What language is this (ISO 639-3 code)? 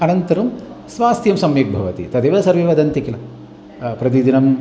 san